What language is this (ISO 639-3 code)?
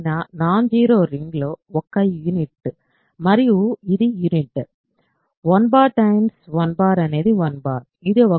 tel